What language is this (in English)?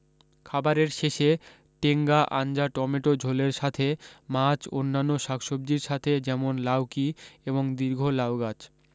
Bangla